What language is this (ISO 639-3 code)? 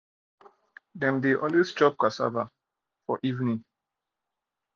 pcm